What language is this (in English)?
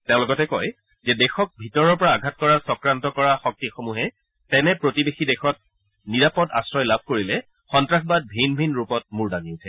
Assamese